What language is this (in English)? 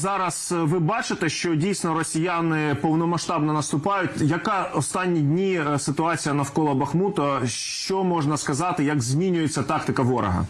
Ukrainian